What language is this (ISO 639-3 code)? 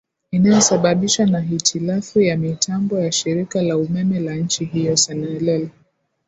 swa